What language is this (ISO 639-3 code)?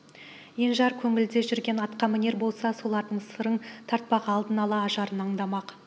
kaz